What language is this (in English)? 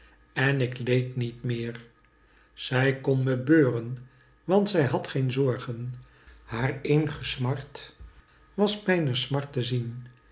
Dutch